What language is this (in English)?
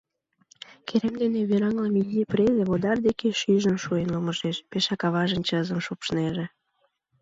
Mari